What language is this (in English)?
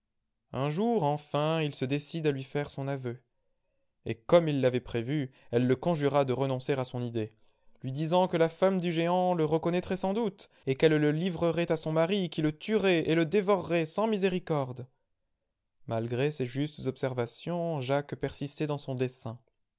French